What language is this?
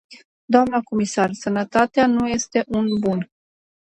Romanian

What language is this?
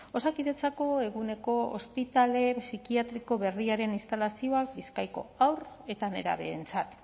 Basque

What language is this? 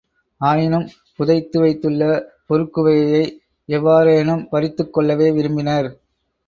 Tamil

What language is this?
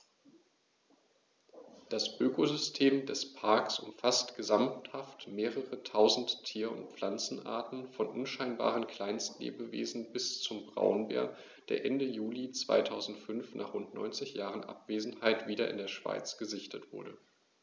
German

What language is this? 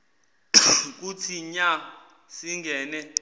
Zulu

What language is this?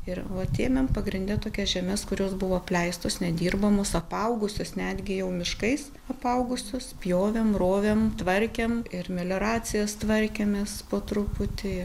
Lithuanian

